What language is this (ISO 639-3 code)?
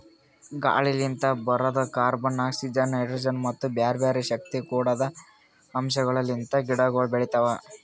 kan